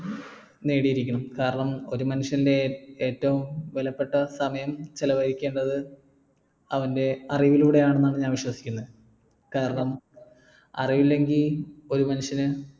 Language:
Malayalam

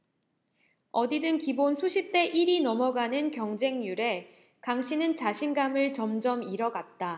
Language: Korean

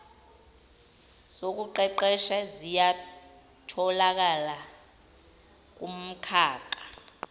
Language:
Zulu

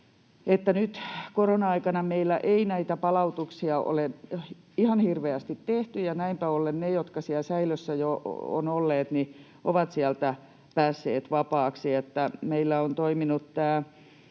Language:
Finnish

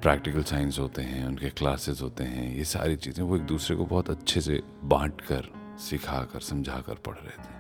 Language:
Hindi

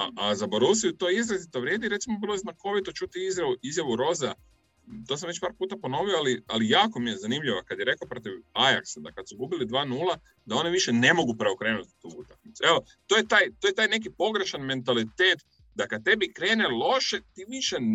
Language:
Croatian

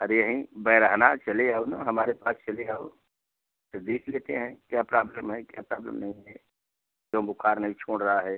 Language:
Hindi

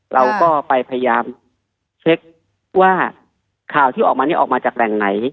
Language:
Thai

